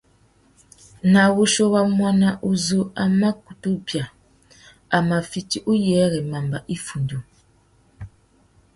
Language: Tuki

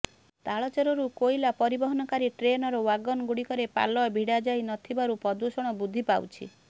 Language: Odia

